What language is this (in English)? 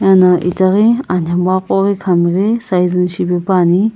Sumi Naga